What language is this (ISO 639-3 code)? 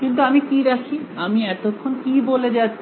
ben